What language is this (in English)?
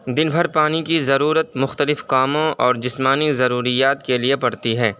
Urdu